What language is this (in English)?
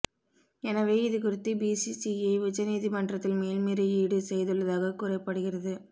Tamil